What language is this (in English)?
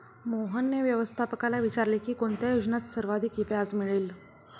Marathi